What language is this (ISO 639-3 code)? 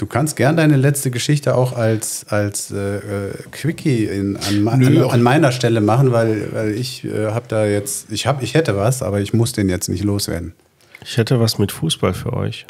deu